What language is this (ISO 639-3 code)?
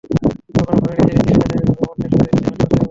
ben